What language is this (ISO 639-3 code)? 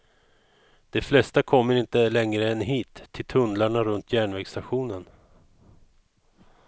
swe